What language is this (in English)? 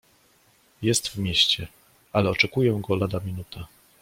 Polish